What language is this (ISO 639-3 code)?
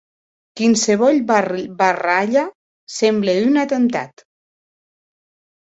oci